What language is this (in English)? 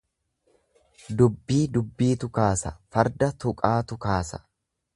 Oromo